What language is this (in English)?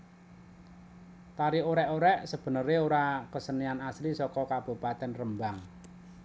Javanese